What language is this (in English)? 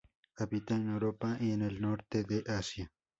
Spanish